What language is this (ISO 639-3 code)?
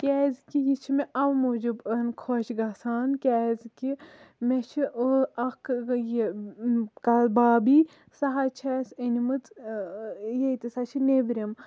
kas